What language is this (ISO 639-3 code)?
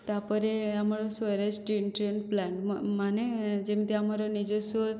ori